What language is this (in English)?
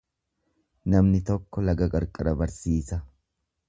Oromo